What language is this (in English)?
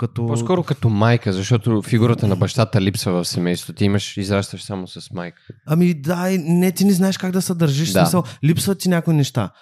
Bulgarian